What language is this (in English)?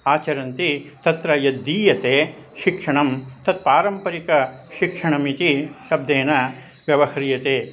Sanskrit